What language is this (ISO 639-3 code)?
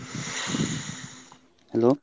ben